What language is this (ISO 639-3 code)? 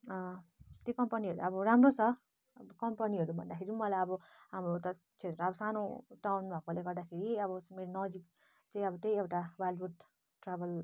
nep